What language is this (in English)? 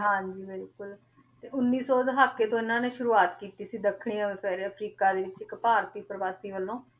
Punjabi